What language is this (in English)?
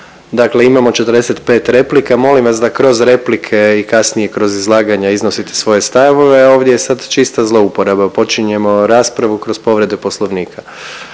Croatian